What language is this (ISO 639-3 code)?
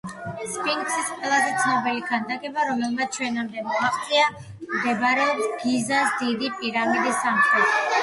kat